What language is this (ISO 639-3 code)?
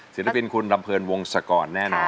tha